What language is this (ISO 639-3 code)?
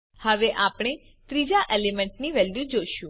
guj